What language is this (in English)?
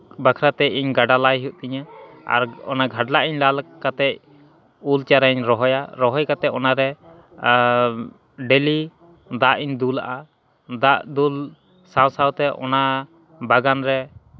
Santali